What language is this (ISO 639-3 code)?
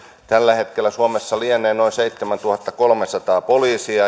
fin